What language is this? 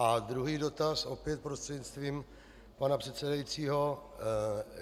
Czech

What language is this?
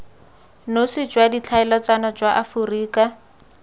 Tswana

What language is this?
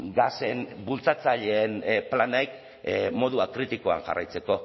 Basque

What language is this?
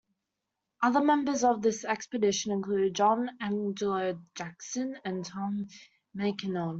English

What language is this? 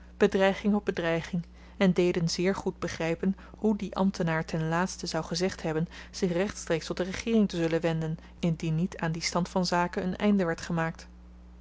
Dutch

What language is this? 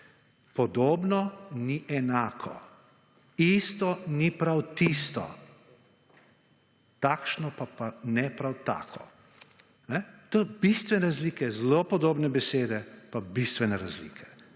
Slovenian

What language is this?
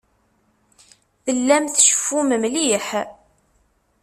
Kabyle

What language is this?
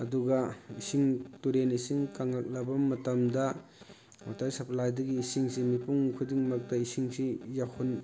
Manipuri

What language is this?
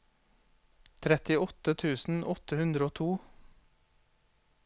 Norwegian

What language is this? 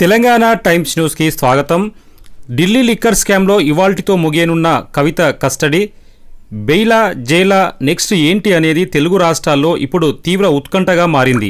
Telugu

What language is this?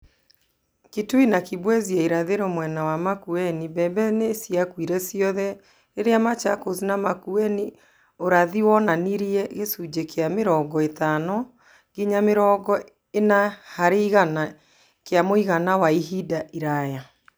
Kikuyu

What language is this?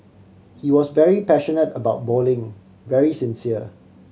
English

